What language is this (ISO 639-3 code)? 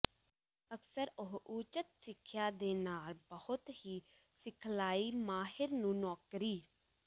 pan